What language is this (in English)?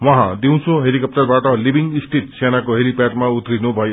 Nepali